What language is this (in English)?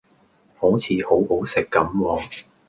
Cantonese